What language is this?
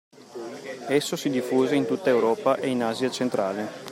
Italian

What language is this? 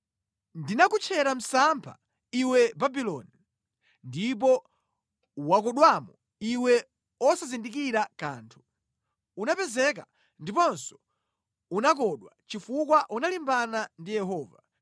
Nyanja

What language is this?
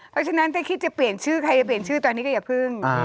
Thai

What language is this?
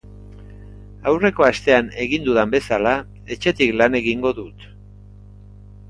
Basque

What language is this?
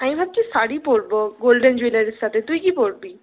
Bangla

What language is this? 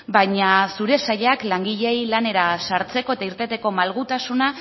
Basque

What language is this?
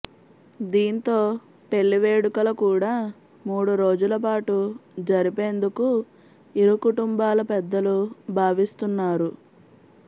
Telugu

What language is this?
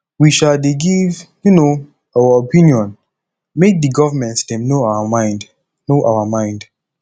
Nigerian Pidgin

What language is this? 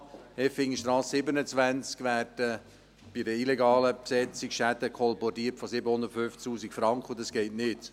Swiss German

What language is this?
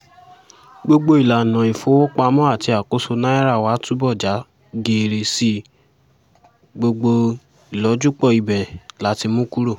Yoruba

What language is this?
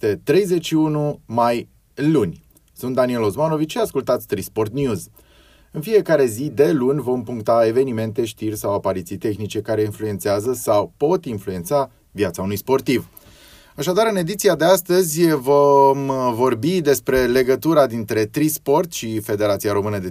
Romanian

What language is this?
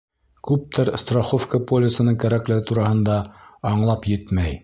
Bashkir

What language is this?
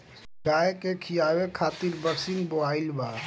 Bhojpuri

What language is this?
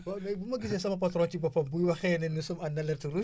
Wolof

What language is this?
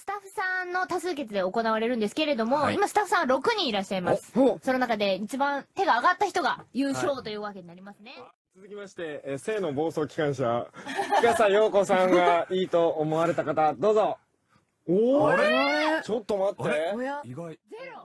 Japanese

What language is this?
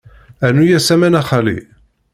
Kabyle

